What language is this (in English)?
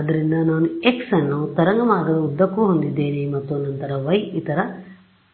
Kannada